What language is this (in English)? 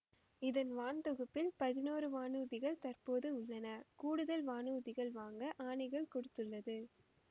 Tamil